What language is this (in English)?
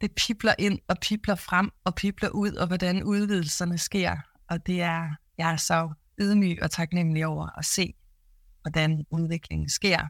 Danish